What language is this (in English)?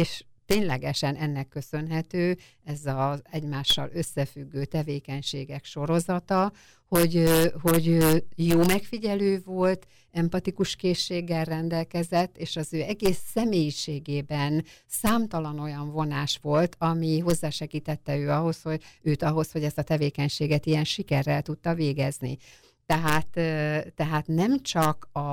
Hungarian